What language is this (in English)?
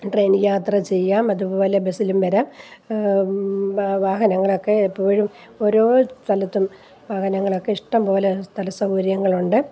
Malayalam